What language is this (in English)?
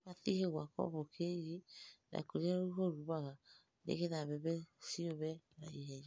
Kikuyu